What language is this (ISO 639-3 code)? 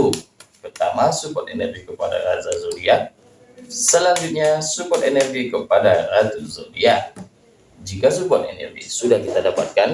ind